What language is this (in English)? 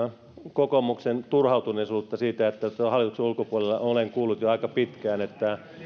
Finnish